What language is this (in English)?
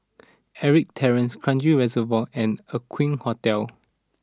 English